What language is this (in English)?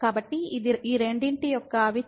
Telugu